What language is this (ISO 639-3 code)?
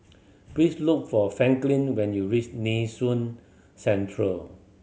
eng